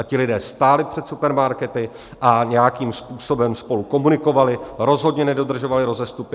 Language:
Czech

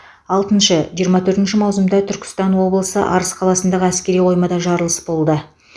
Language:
Kazakh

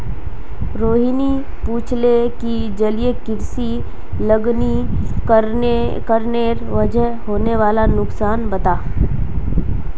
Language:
Magahi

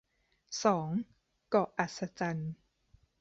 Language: Thai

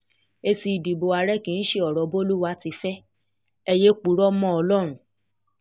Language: Yoruba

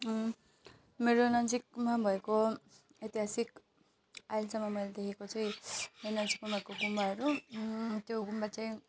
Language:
Nepali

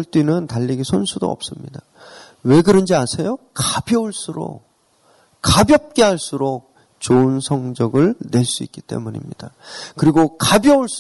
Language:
Korean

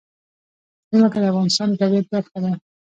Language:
Pashto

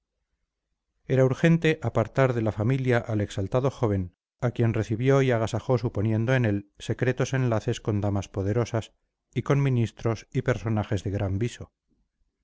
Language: Spanish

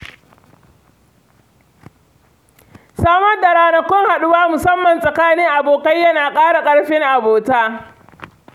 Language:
Hausa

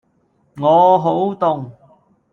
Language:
Cantonese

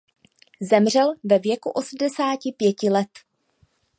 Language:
Czech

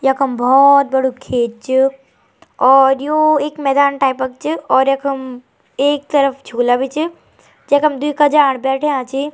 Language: Garhwali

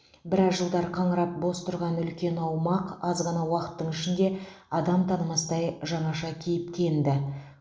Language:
Kazakh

